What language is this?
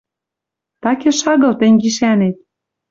Western Mari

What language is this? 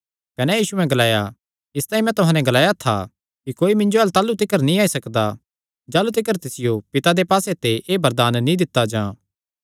Kangri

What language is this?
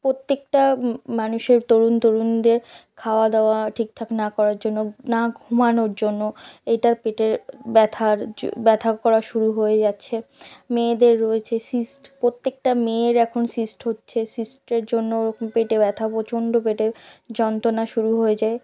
Bangla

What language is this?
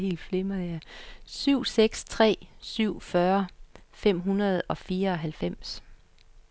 Danish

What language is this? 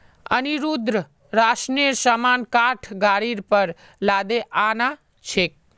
Magahi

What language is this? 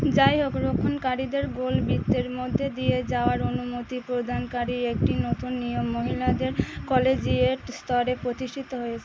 Bangla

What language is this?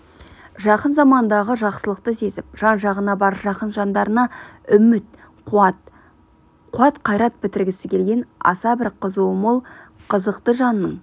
Kazakh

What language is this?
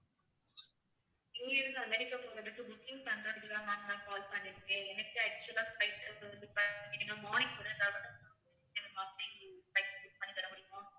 Tamil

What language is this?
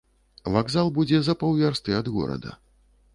Belarusian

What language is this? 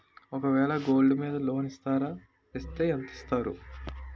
Telugu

